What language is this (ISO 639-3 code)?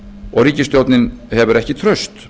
isl